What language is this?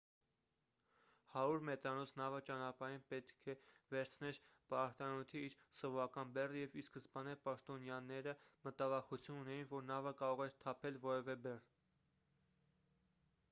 Armenian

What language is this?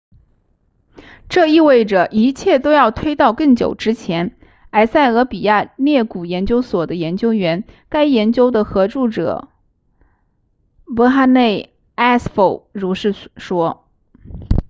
Chinese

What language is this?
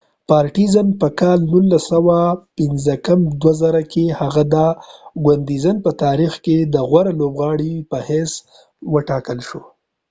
Pashto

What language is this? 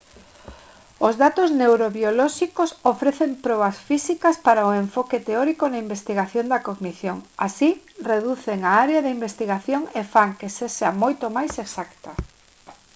Galician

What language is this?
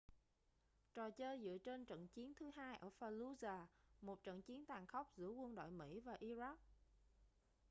Vietnamese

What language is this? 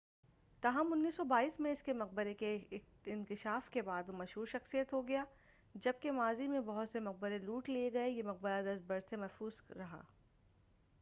Urdu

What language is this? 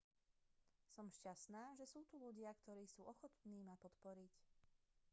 Slovak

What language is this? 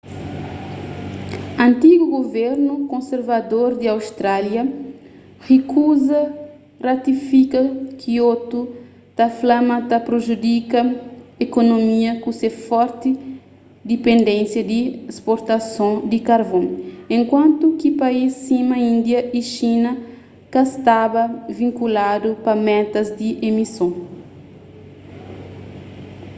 Kabuverdianu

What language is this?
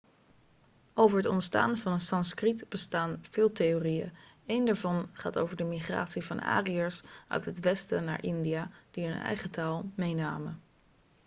Dutch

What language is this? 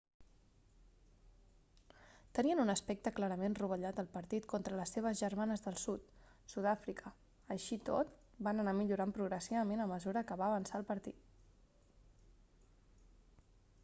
Catalan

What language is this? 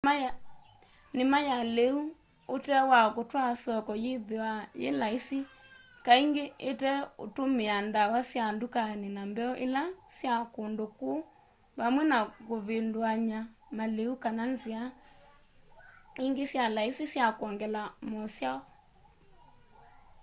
Kamba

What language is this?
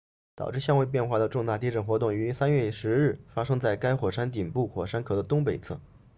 Chinese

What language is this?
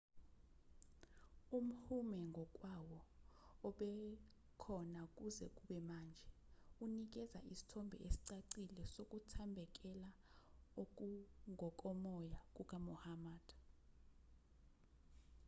Zulu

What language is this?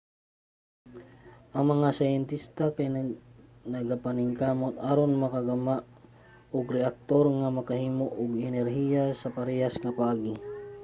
Cebuano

